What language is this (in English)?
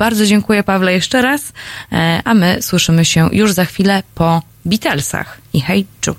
Polish